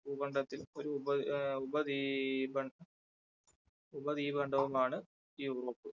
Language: Malayalam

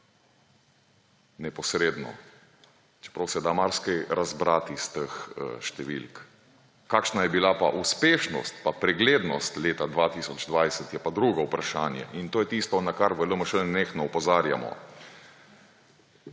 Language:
Slovenian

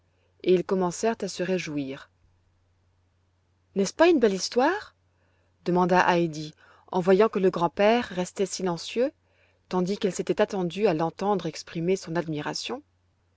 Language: French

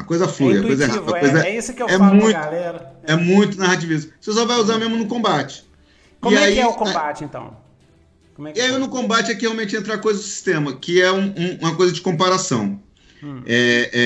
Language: Portuguese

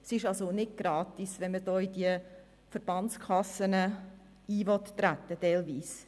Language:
Swiss German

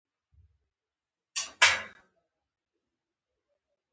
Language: Pashto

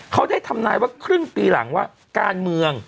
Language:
Thai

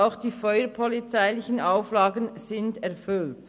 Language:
Swiss German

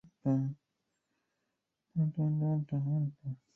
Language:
Chinese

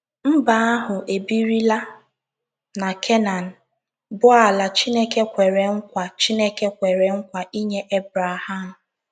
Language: Igbo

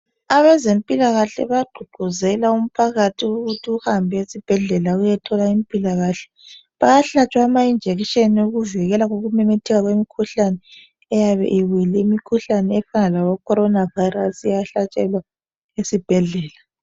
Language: North Ndebele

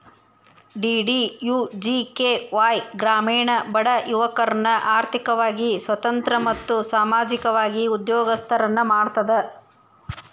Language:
Kannada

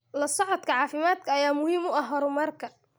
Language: Somali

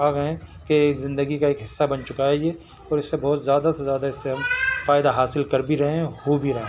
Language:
Urdu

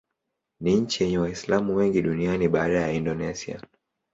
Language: Swahili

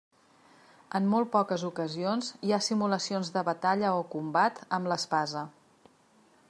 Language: Catalan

